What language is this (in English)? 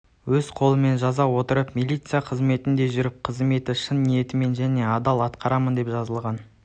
Kazakh